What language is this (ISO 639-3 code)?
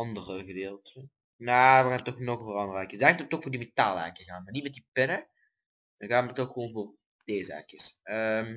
nld